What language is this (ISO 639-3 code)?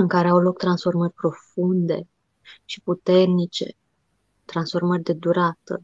ron